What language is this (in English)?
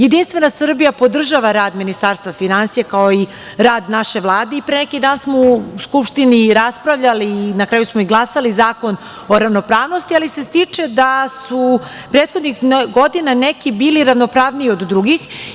Serbian